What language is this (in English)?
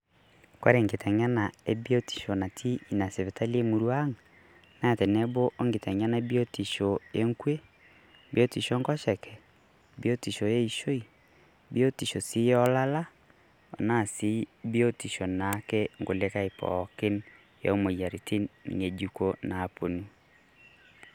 Masai